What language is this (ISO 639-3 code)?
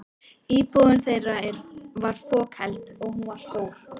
isl